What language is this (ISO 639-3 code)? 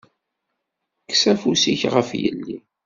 kab